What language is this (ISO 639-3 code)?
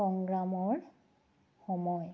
asm